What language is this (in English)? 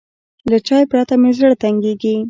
Pashto